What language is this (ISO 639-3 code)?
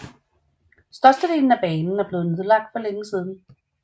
dan